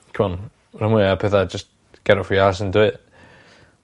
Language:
Welsh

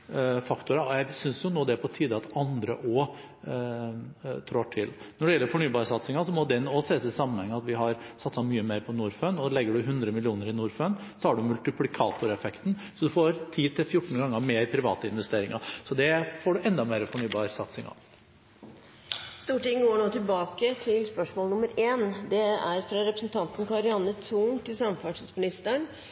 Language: Norwegian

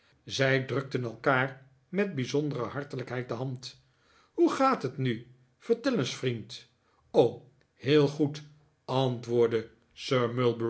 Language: Dutch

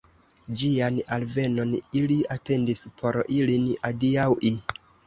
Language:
Esperanto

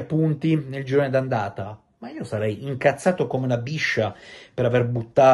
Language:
Italian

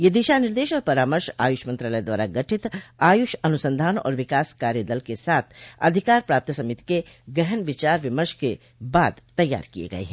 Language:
Hindi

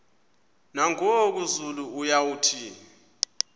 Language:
Xhosa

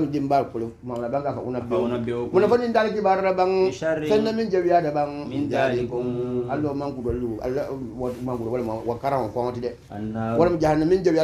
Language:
Arabic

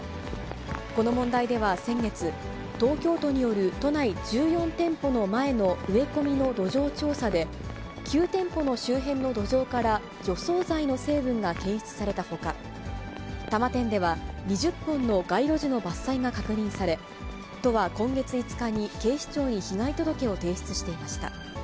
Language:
Japanese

